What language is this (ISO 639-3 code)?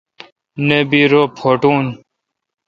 xka